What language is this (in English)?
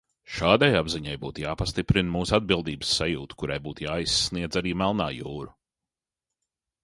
Latvian